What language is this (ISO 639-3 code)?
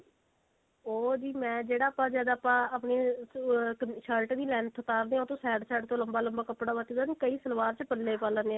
pan